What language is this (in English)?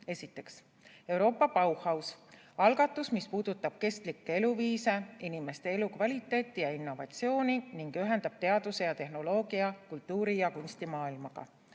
Estonian